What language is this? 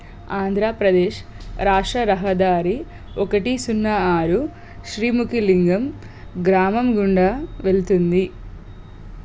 Telugu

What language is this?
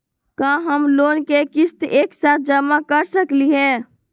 Magahi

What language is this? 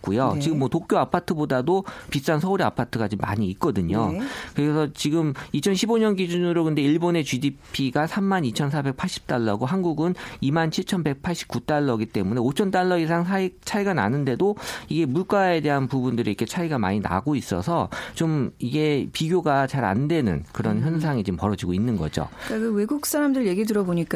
Korean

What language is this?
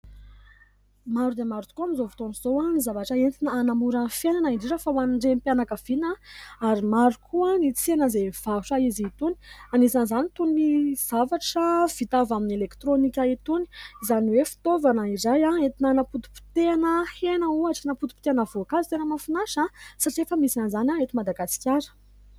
Malagasy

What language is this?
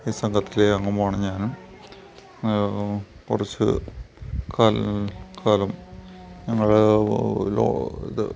Malayalam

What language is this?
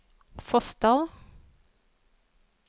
Norwegian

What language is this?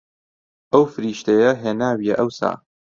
Central Kurdish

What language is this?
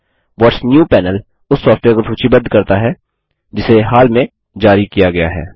Hindi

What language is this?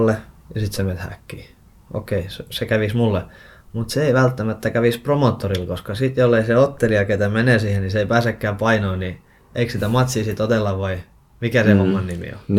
Finnish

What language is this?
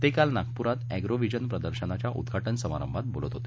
Marathi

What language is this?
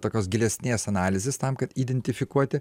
Lithuanian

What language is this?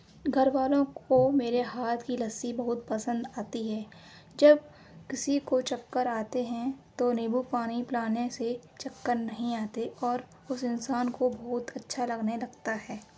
Urdu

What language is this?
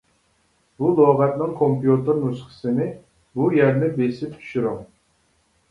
Uyghur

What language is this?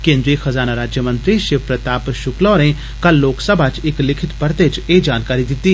Dogri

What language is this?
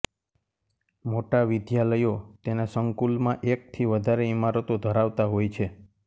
Gujarati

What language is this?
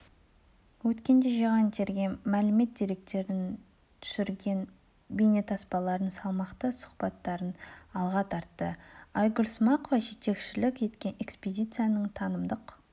Kazakh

